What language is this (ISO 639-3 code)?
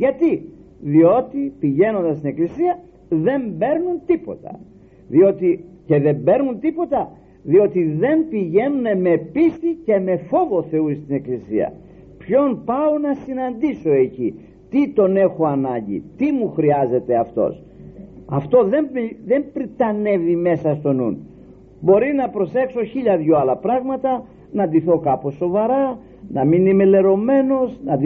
ell